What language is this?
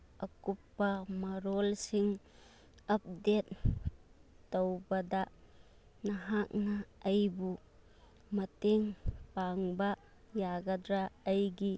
Manipuri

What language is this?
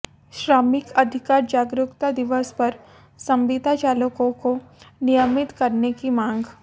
Hindi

